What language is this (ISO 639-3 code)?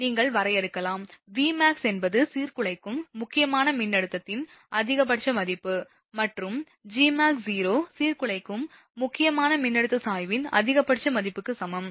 tam